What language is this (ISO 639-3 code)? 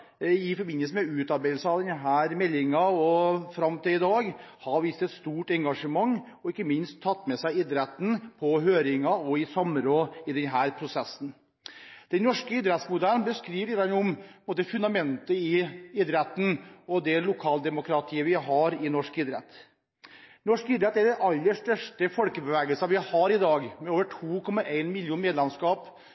nob